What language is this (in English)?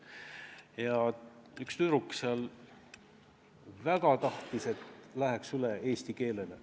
Estonian